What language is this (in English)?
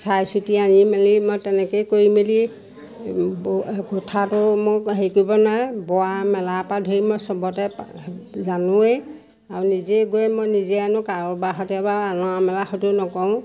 Assamese